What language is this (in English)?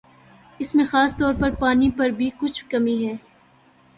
Urdu